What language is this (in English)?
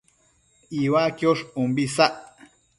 Matsés